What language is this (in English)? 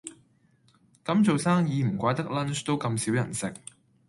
Cantonese